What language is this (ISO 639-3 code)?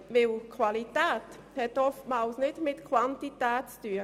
gsw